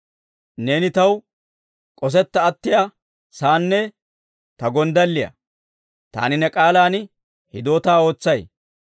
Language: Dawro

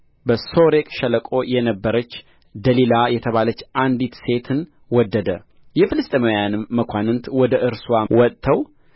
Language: Amharic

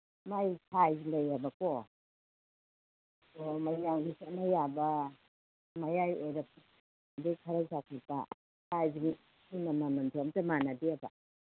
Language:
Manipuri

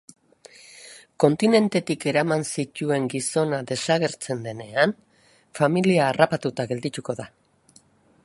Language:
Basque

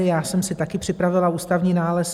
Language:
Czech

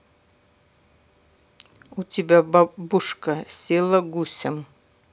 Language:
Russian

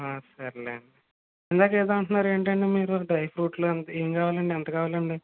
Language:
Telugu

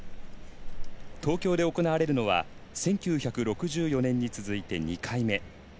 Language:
Japanese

